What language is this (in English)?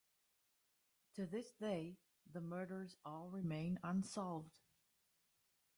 English